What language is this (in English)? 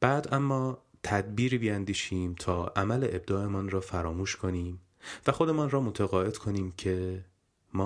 Persian